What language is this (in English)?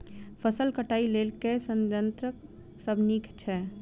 Maithili